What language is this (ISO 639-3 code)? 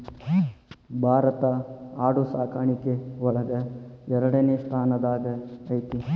kan